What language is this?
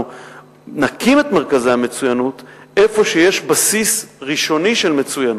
Hebrew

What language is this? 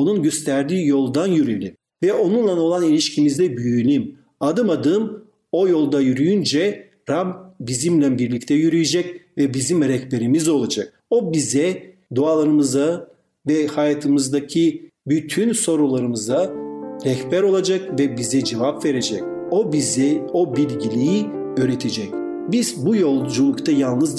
Turkish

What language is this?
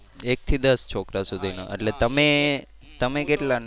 Gujarati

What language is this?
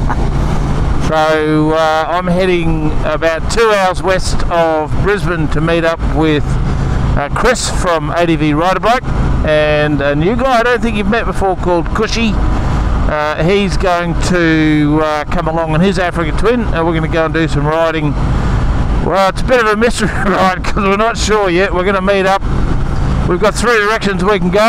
English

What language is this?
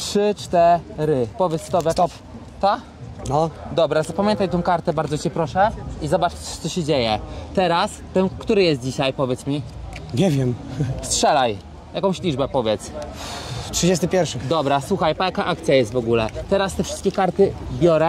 Polish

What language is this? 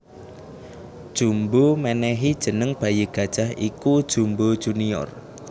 Javanese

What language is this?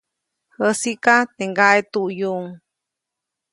Copainalá Zoque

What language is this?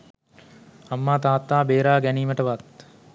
Sinhala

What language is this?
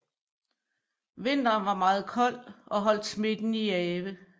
Danish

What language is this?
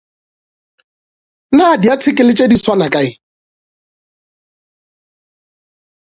Northern Sotho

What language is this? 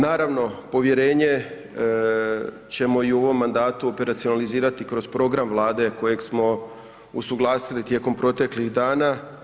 Croatian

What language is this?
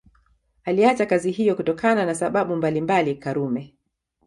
Swahili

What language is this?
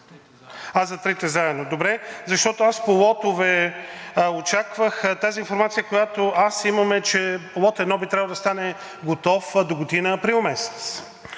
Bulgarian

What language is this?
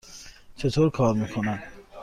Persian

